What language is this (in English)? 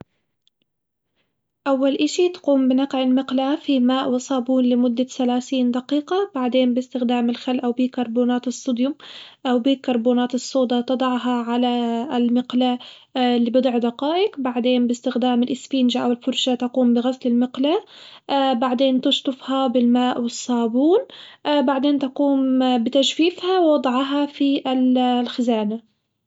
Hijazi Arabic